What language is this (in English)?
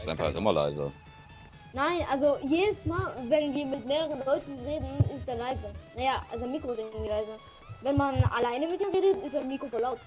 German